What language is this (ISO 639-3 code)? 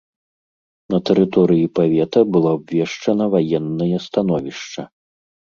bel